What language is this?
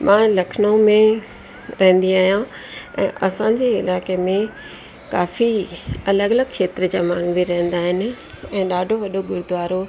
Sindhi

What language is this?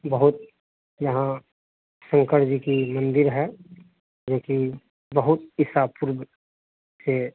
Hindi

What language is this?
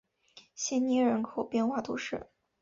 Chinese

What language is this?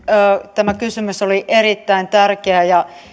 Finnish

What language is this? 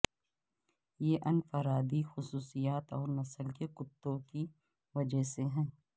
Urdu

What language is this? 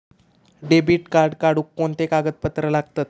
Marathi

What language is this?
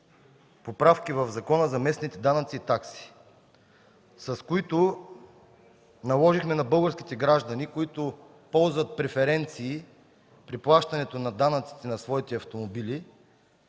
Bulgarian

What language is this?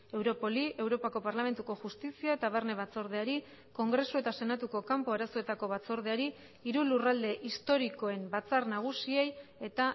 Basque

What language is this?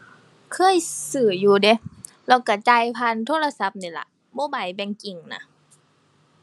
Thai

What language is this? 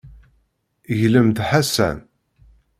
Kabyle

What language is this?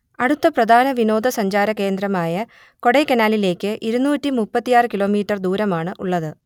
Malayalam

